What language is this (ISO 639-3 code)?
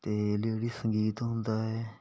pan